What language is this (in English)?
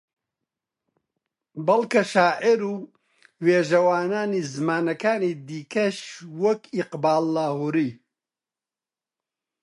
Central Kurdish